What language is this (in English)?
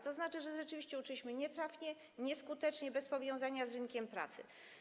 Polish